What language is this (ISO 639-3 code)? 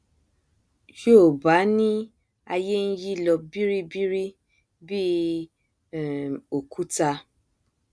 yor